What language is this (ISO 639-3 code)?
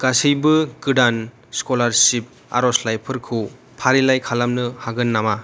brx